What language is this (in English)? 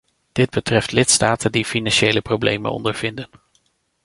Dutch